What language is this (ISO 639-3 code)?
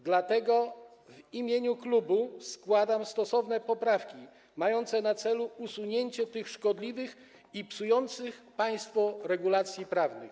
pol